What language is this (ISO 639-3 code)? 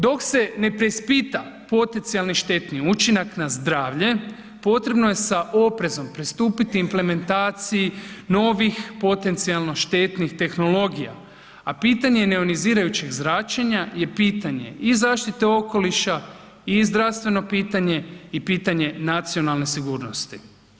hrv